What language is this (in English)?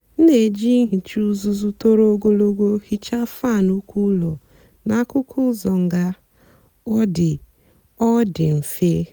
Igbo